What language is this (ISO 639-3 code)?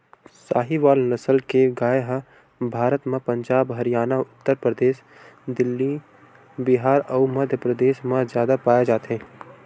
hne